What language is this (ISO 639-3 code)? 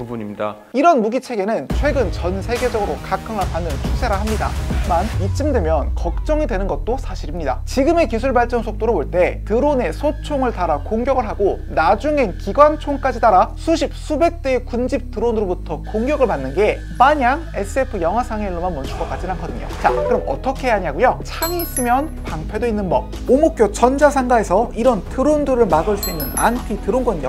kor